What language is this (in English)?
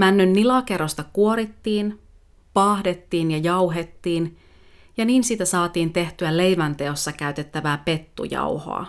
Finnish